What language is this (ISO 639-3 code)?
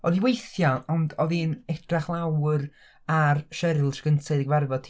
cym